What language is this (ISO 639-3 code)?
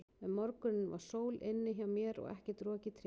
isl